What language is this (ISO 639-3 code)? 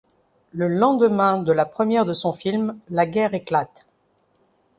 fra